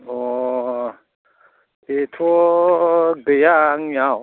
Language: Bodo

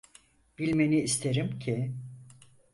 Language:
Turkish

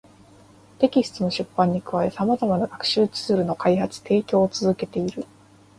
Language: Japanese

